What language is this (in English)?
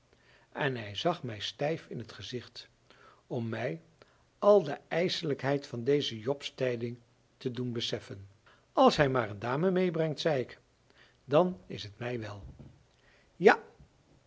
Dutch